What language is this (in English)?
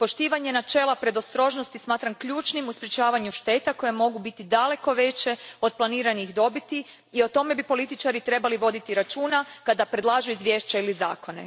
Croatian